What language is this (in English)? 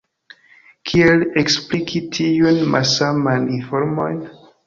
Esperanto